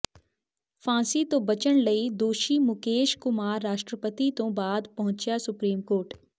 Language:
Punjabi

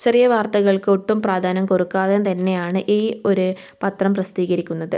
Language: Malayalam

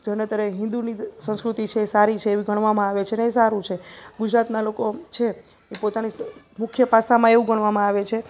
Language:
Gujarati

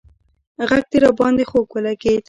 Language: Pashto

